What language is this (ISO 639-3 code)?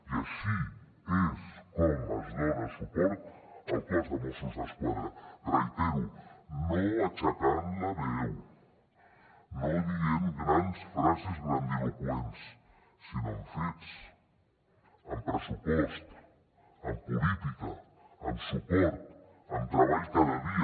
cat